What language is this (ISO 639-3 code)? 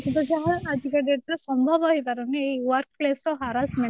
ori